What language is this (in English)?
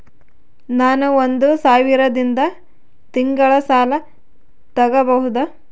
Kannada